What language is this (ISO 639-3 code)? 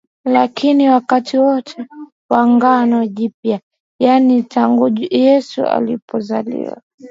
swa